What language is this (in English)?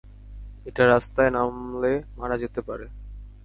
Bangla